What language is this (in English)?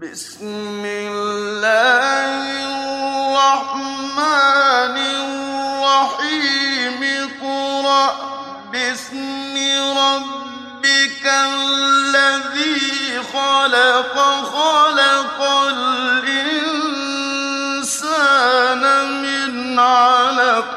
Arabic